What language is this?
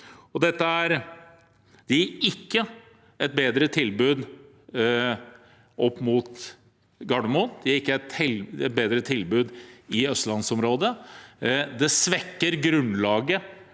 Norwegian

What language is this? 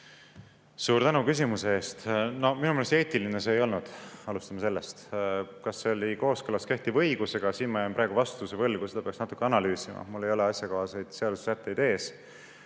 Estonian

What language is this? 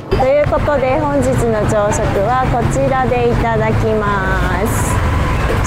Japanese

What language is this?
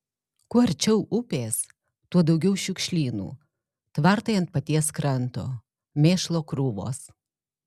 Lithuanian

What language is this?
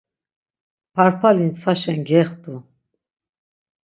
Laz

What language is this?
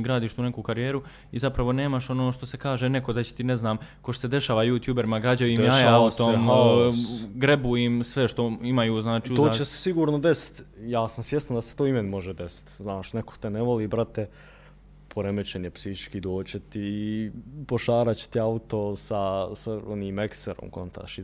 Croatian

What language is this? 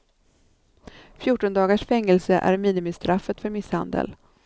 Swedish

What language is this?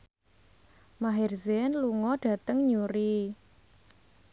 Javanese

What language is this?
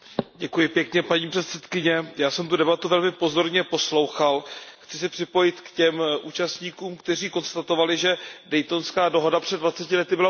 Czech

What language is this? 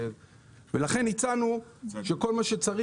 Hebrew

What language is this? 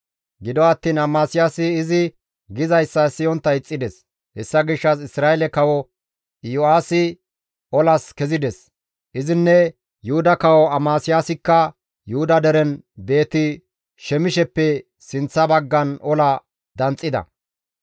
Gamo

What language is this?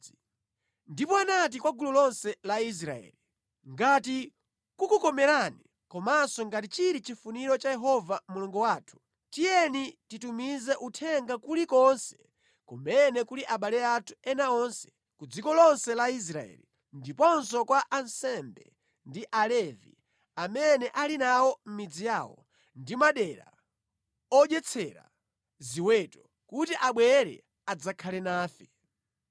Nyanja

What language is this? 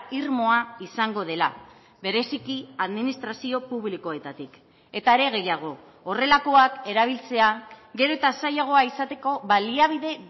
Basque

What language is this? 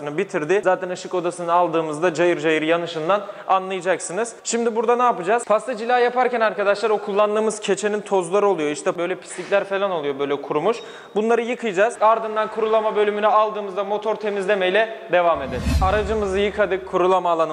Turkish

